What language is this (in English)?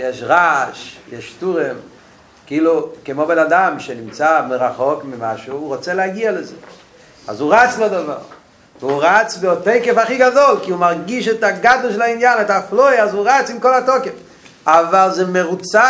Hebrew